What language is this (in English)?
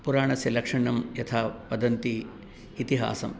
Sanskrit